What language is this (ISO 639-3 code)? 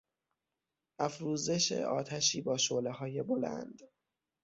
fas